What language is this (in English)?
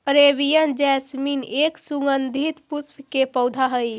Magahi